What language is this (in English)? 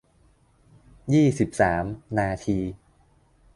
Thai